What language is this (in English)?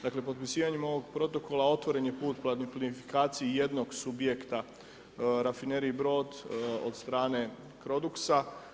Croatian